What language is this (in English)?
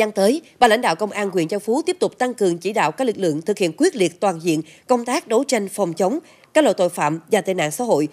Vietnamese